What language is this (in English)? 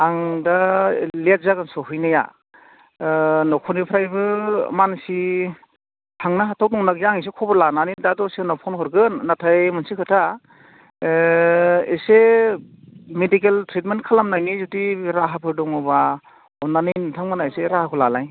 Bodo